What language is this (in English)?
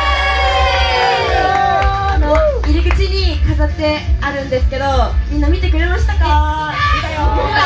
Japanese